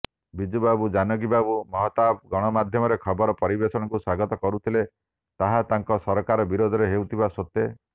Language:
Odia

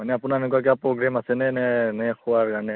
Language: Assamese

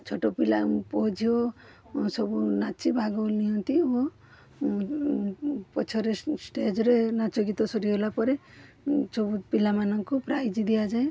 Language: Odia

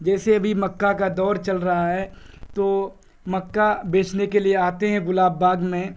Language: Urdu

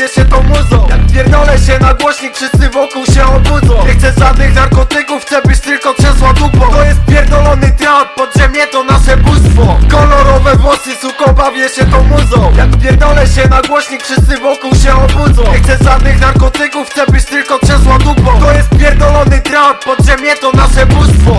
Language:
Polish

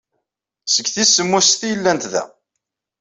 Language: Kabyle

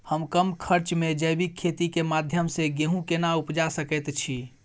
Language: Maithili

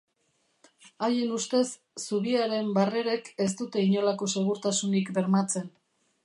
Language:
Basque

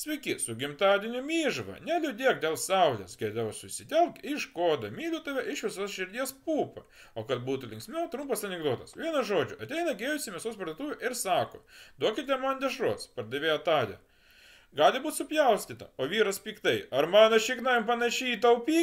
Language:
Russian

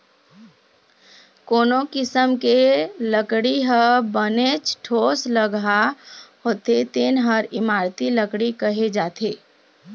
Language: Chhattisgarhi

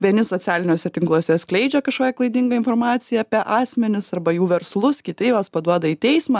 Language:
Lithuanian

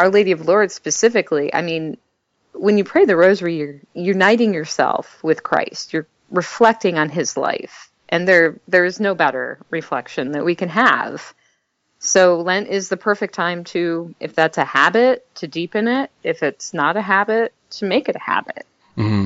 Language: English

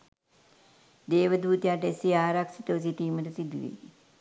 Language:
Sinhala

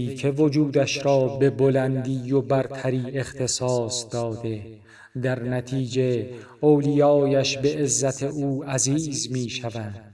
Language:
Persian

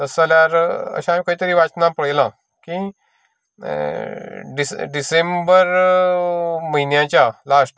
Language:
Konkani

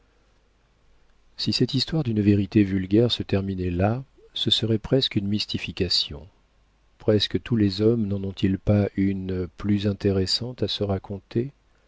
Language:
French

